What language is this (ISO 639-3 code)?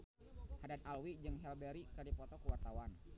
sun